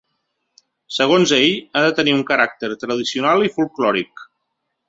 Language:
Catalan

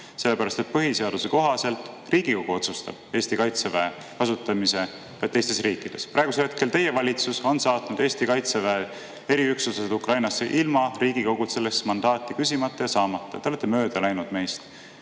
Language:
Estonian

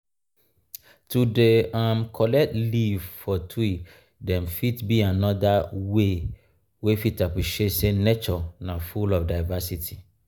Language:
Nigerian Pidgin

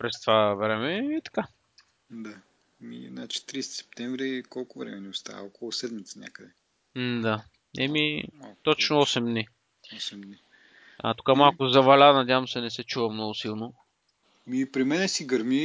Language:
Bulgarian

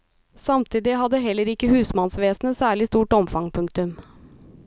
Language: Norwegian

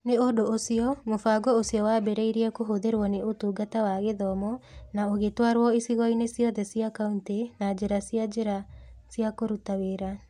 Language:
Kikuyu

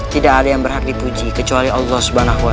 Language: Indonesian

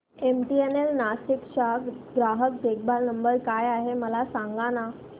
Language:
Marathi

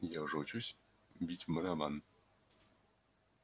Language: Russian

